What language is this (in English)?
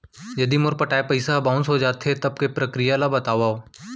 Chhattisgarhi